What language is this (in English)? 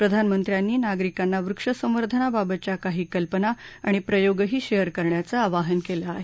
Marathi